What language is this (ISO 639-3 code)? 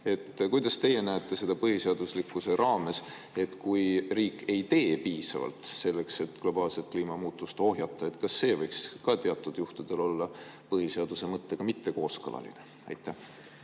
est